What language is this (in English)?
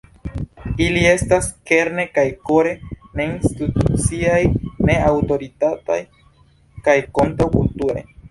Esperanto